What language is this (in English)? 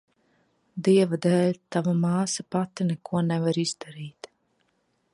Latvian